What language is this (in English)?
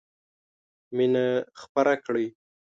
Pashto